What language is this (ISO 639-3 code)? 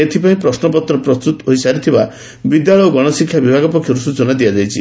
ori